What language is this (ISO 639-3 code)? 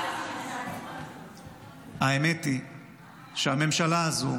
heb